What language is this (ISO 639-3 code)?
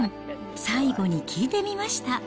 jpn